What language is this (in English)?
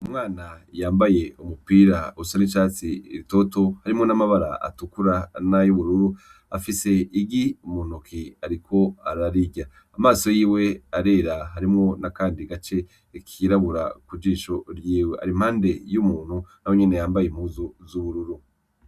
Rundi